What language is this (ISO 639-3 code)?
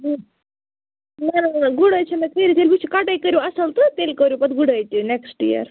kas